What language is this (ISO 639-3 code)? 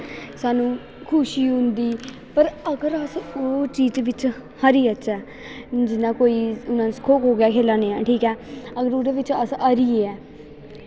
doi